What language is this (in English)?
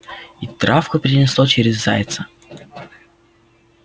Russian